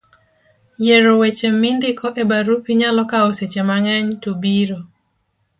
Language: Luo (Kenya and Tanzania)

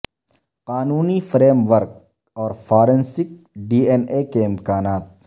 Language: Urdu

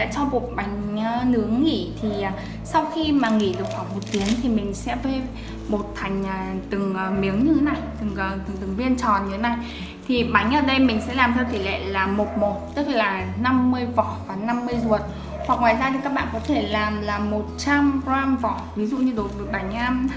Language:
Vietnamese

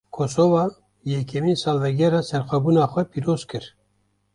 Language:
Kurdish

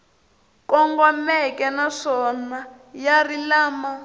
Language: Tsonga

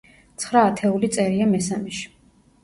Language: Georgian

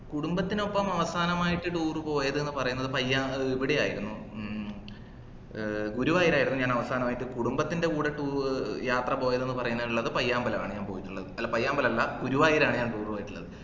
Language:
Malayalam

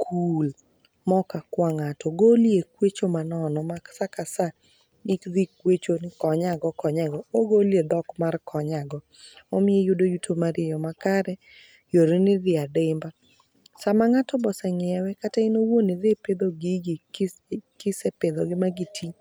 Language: Luo (Kenya and Tanzania)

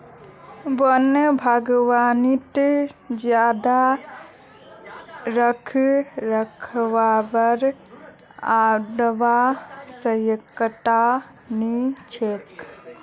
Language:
Magahi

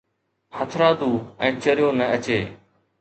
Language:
Sindhi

